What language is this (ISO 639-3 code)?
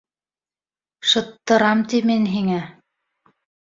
bak